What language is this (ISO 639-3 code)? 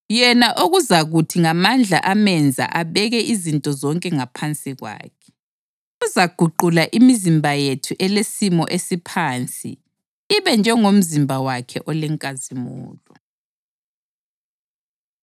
nde